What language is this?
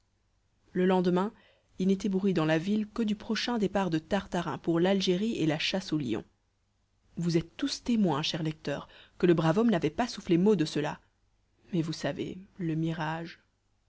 French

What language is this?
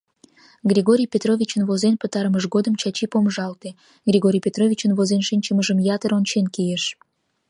Mari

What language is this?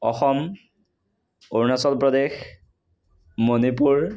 Assamese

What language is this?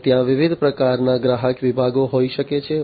Gujarati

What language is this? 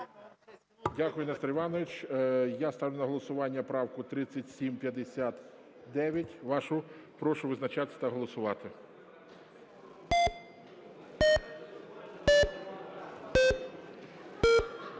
Ukrainian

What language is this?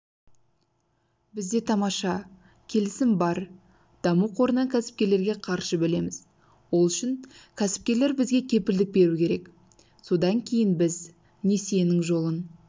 Kazakh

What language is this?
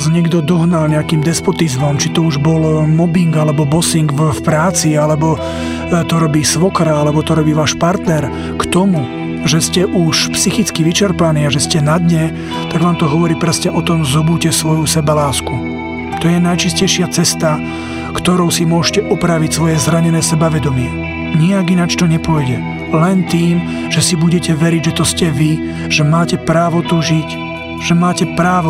Slovak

